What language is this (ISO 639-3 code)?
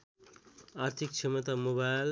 nep